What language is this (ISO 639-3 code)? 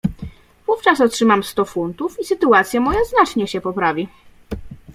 pol